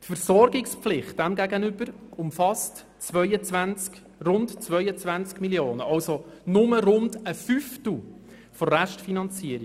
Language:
Swiss German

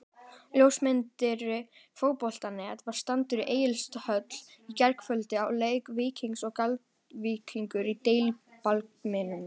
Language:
Icelandic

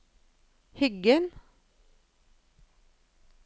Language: Norwegian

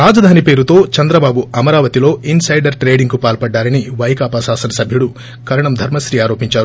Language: Telugu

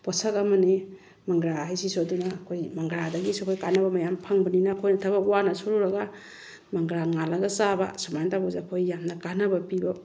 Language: Manipuri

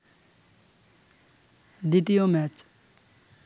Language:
Bangla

